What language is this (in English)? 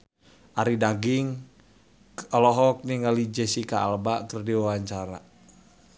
Sundanese